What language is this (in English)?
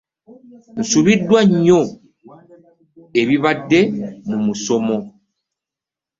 Ganda